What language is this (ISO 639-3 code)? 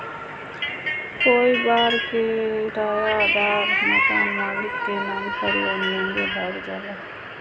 bho